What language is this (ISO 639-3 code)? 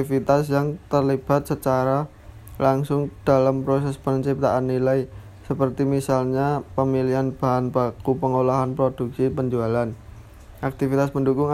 ind